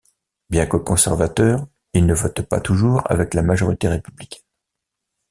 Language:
French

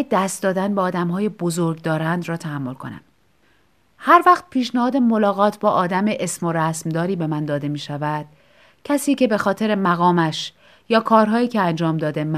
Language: Persian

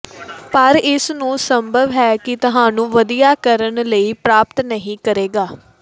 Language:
Punjabi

